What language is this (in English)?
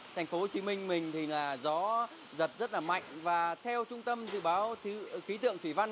Vietnamese